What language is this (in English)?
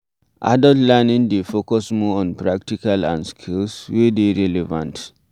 Nigerian Pidgin